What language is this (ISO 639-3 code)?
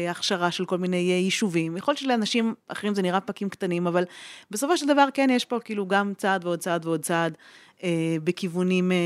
heb